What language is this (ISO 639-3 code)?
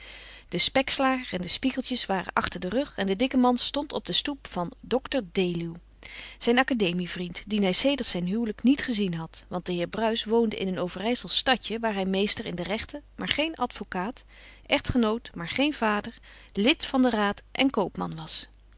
nld